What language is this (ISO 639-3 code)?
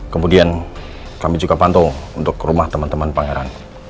ind